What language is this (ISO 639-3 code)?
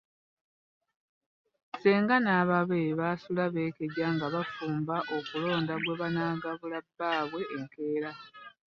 lug